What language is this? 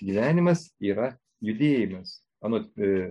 Lithuanian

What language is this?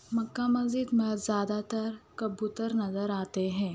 Urdu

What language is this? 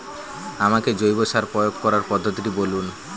Bangla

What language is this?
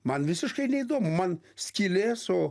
Lithuanian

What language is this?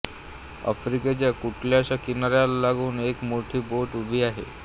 Marathi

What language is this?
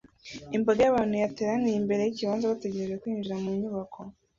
Kinyarwanda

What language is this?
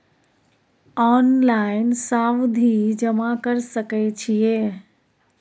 Maithili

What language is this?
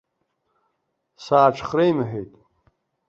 Abkhazian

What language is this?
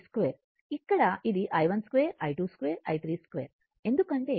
Telugu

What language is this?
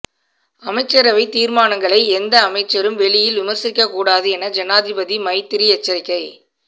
Tamil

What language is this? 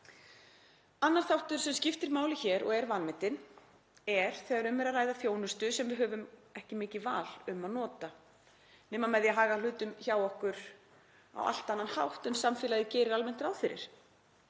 Icelandic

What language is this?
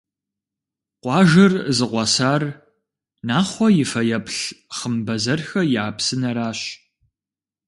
Kabardian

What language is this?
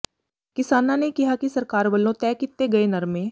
Punjabi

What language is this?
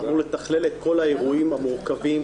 Hebrew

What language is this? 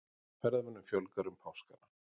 Icelandic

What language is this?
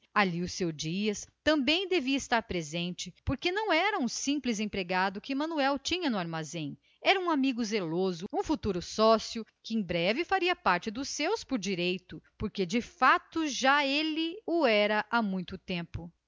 Portuguese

